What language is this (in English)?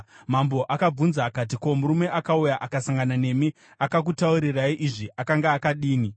Shona